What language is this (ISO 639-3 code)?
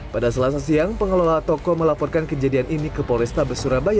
ind